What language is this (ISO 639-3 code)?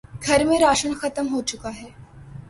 urd